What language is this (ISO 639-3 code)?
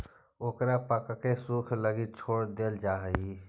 mag